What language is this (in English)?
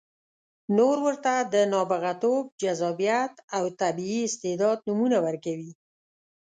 Pashto